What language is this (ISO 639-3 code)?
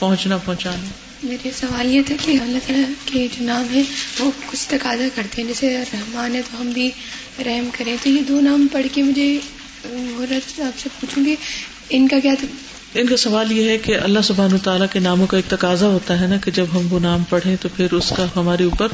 urd